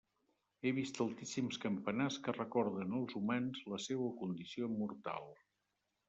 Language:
Catalan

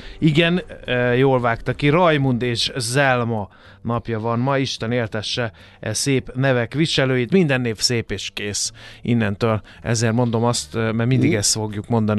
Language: Hungarian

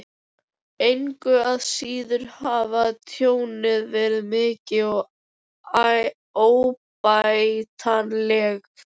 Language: Icelandic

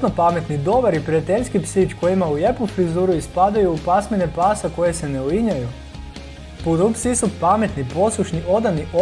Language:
Croatian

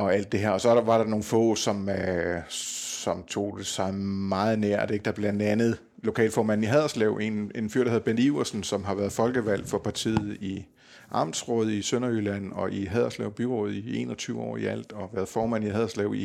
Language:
Danish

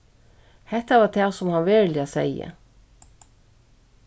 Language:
Faroese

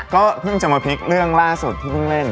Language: Thai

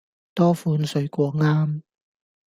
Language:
Cantonese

